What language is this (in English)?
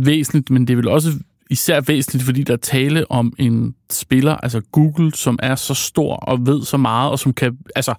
Danish